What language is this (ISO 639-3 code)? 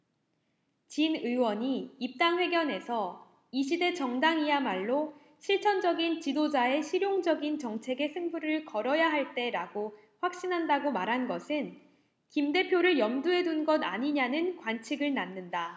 kor